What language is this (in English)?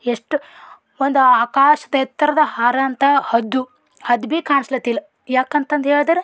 Kannada